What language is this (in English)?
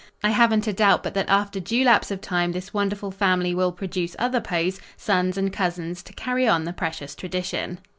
English